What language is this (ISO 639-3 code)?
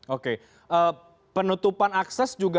ind